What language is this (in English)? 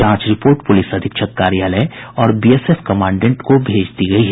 Hindi